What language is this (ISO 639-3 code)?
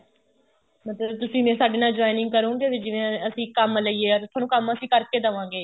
pan